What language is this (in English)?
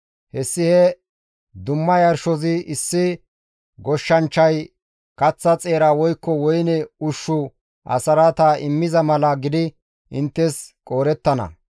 Gamo